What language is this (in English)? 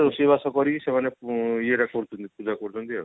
Odia